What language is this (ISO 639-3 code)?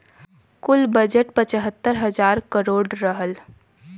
bho